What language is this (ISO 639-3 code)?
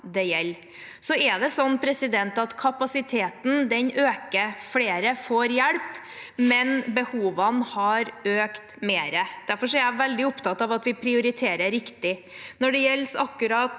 nor